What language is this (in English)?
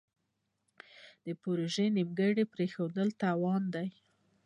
Pashto